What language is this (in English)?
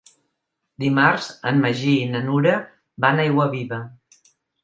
Catalan